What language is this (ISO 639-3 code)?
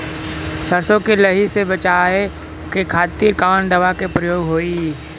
bho